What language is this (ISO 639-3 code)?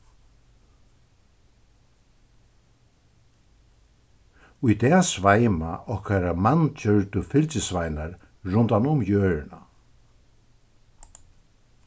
fao